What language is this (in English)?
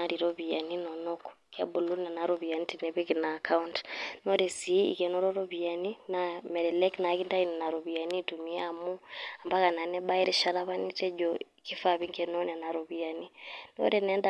Masai